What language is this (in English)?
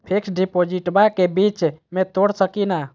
Magahi